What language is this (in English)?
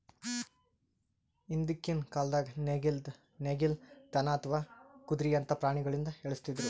Kannada